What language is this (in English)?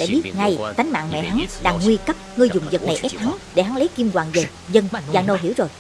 Vietnamese